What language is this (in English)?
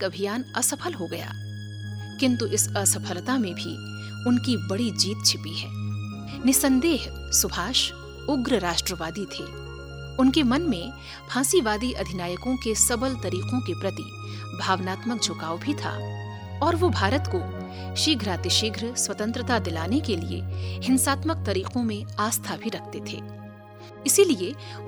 Hindi